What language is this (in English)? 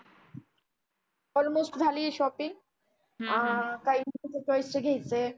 Marathi